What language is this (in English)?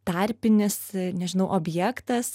Lithuanian